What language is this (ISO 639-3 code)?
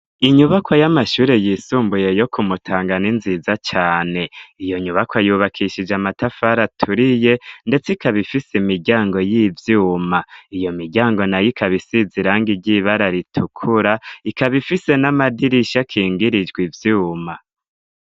run